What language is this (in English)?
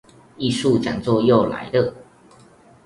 Chinese